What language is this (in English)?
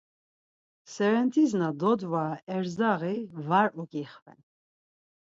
Laz